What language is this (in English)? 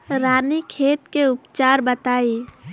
Bhojpuri